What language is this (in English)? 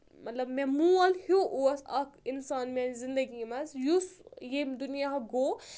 Kashmiri